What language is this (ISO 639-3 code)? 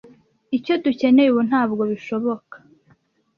kin